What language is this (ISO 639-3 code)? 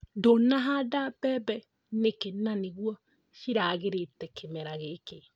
kik